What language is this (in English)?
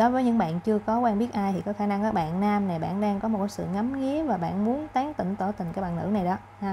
Vietnamese